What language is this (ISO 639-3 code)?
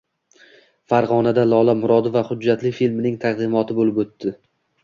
uzb